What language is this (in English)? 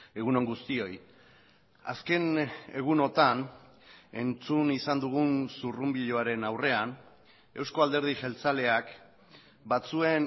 Basque